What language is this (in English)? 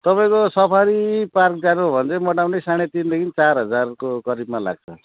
Nepali